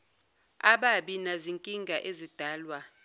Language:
Zulu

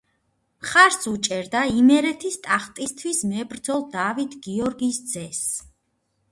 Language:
Georgian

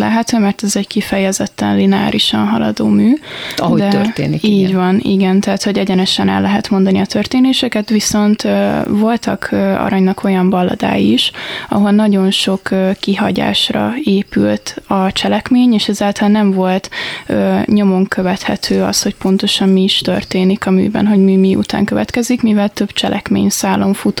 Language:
Hungarian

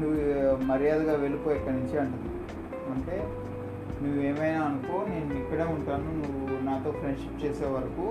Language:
Telugu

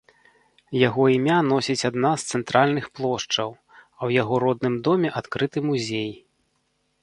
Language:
Belarusian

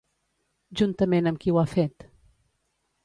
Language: Catalan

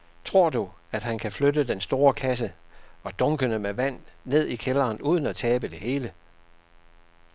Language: Danish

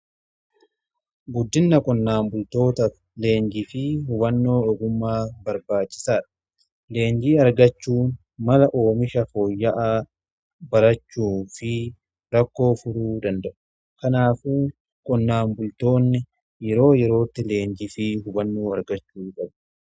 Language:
Oromo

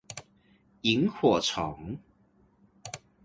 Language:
Chinese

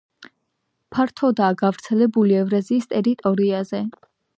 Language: Georgian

